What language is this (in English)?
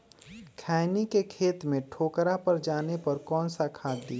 Magahi